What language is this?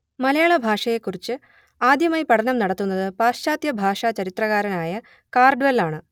Malayalam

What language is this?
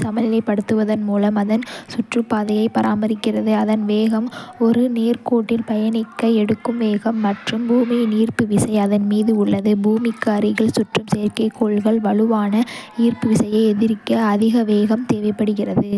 Kota (India)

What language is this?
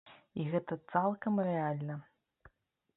Belarusian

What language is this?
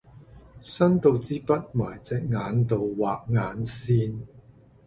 Cantonese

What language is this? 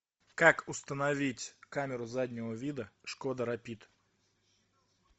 Russian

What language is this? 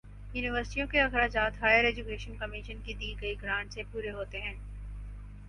Urdu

